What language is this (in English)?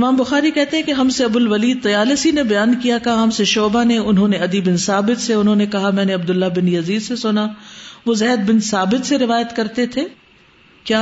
Urdu